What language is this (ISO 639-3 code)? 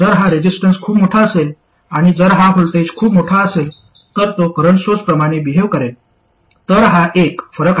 mar